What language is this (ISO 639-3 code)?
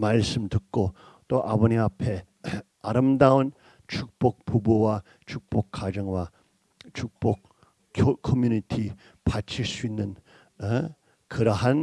kor